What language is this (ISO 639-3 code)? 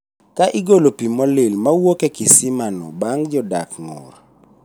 luo